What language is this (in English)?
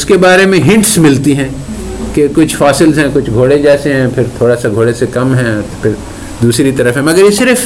Urdu